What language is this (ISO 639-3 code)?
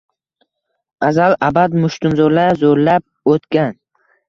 uzb